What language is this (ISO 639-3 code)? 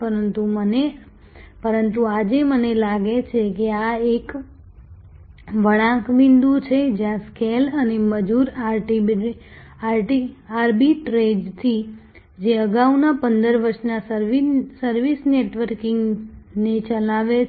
guj